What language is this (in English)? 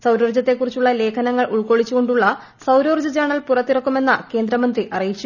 Malayalam